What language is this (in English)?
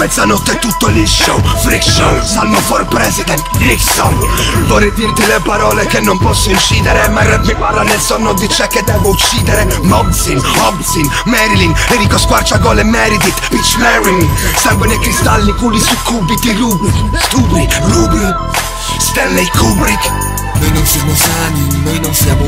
Italian